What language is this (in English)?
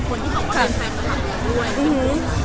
Thai